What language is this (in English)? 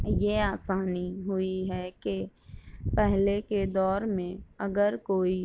Urdu